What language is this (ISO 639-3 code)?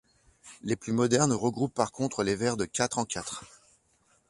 fra